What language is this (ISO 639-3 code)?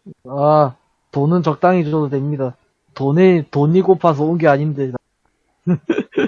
kor